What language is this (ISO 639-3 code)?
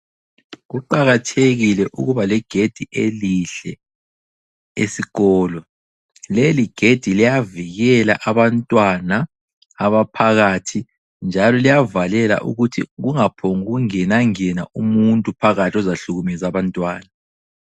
nde